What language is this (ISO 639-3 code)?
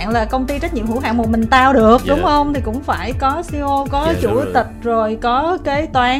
vie